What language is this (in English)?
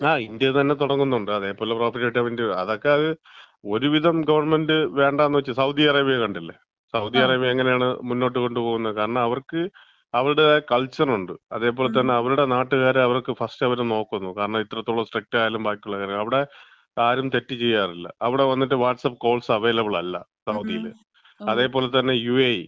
Malayalam